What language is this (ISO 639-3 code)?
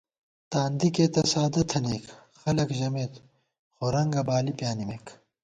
gwt